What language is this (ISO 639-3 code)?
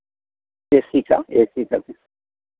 hin